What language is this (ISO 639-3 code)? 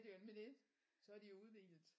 dan